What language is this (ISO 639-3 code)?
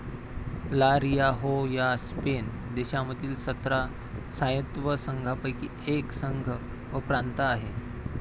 mar